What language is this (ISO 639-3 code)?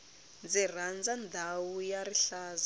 tso